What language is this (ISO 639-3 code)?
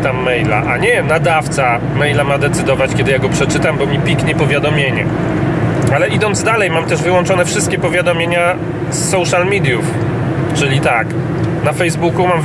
pol